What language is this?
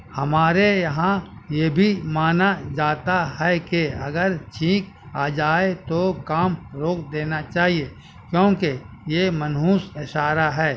Urdu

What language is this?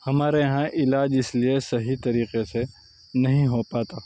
Urdu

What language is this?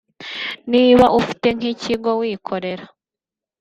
Kinyarwanda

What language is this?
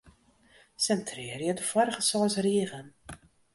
Western Frisian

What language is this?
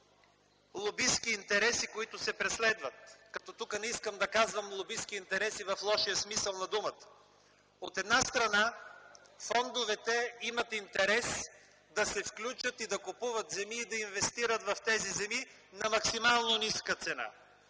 Bulgarian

